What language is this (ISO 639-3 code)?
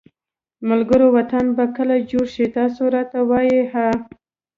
pus